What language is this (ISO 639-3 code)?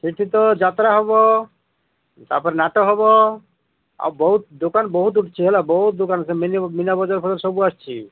ori